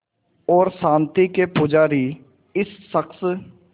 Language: Hindi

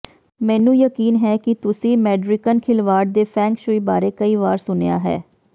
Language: Punjabi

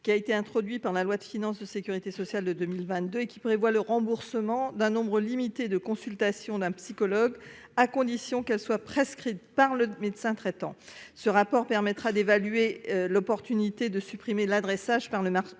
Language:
French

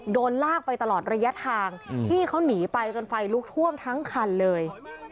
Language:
Thai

